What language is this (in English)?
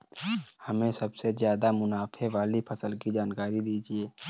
Hindi